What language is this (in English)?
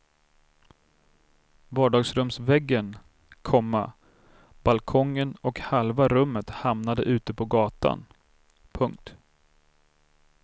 Swedish